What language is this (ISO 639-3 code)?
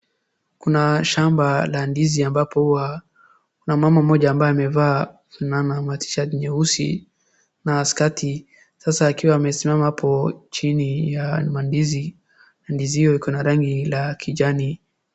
swa